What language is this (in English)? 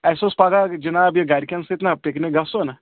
Kashmiri